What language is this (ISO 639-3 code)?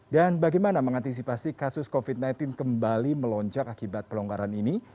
ind